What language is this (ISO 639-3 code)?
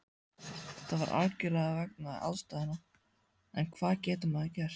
isl